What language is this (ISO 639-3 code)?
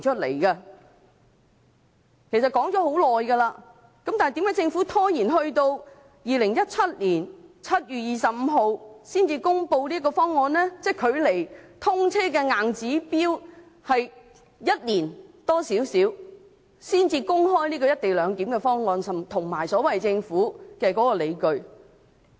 yue